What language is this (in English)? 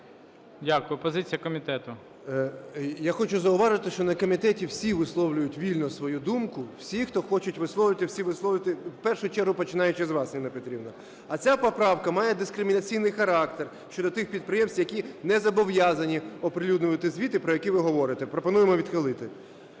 Ukrainian